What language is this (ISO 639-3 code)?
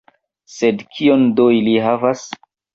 epo